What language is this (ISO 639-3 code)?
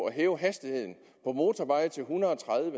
dan